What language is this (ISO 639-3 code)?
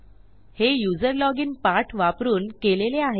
mar